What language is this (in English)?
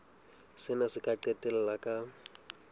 Southern Sotho